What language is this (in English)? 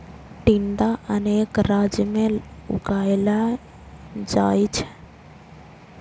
Maithili